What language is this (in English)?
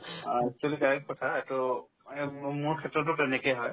Assamese